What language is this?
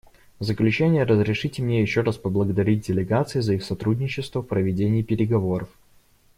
Russian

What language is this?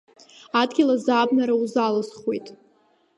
Abkhazian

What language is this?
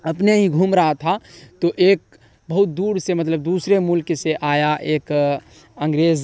Urdu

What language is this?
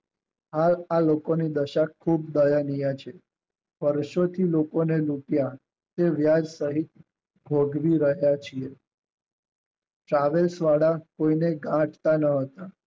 Gujarati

